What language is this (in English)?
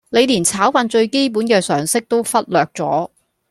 Cantonese